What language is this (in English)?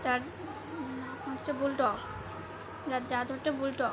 Bangla